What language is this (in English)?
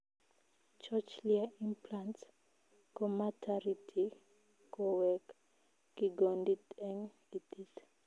Kalenjin